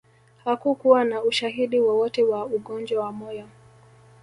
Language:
Swahili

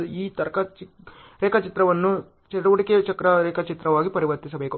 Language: Kannada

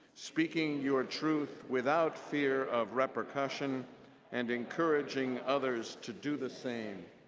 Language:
English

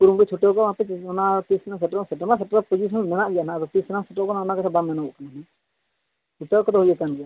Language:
Santali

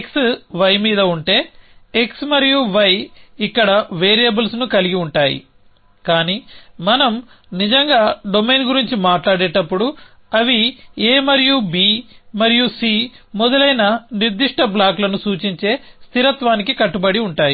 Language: Telugu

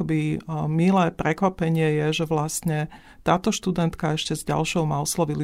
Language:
Slovak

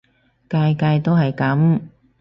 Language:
Cantonese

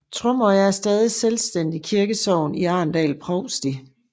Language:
Danish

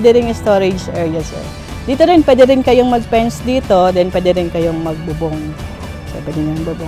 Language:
Filipino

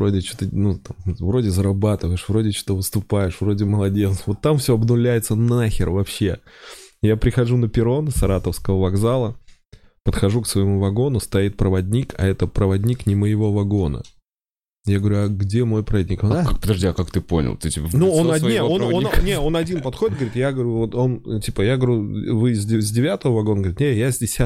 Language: Russian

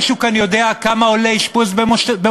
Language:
Hebrew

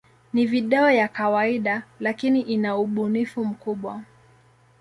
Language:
Swahili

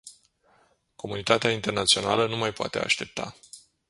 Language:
Romanian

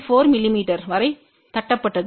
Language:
Tamil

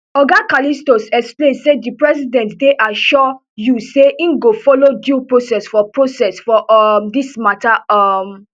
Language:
Nigerian Pidgin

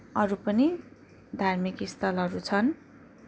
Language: Nepali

